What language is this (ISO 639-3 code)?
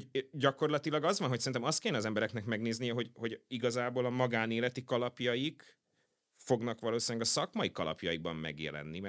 hun